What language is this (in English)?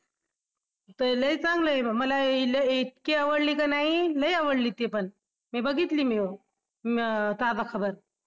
Marathi